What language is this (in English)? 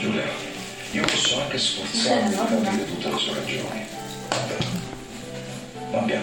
Italian